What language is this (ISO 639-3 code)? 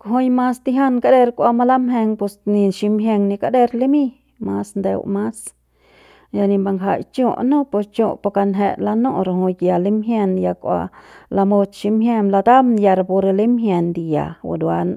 pbs